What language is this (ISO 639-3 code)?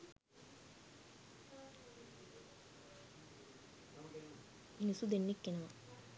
sin